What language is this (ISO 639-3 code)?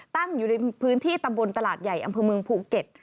tha